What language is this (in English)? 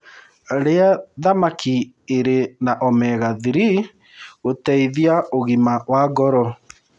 Kikuyu